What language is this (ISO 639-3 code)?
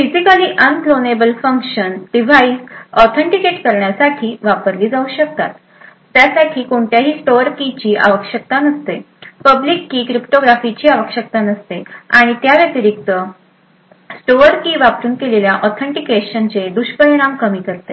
mar